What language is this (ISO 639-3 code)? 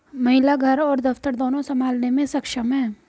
hin